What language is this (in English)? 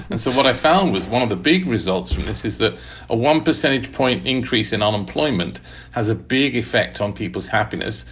English